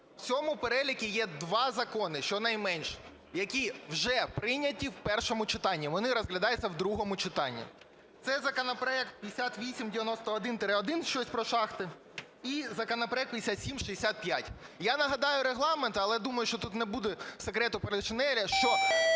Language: Ukrainian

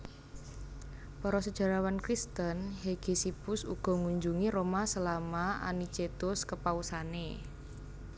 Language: Javanese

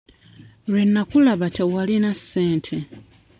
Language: Ganda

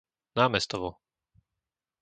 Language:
Slovak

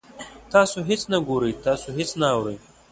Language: Pashto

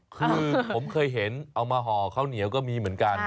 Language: Thai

